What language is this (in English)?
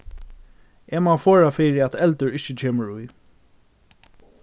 Faroese